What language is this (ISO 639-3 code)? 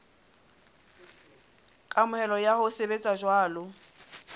sot